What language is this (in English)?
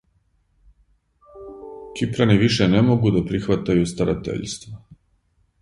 Serbian